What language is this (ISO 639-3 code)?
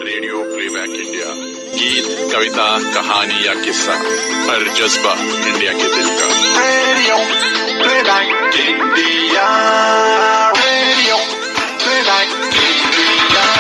hin